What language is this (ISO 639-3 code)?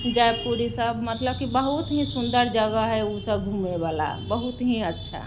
mai